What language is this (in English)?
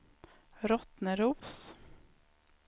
Swedish